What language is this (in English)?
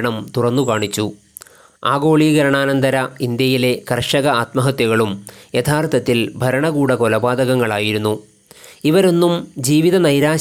Malayalam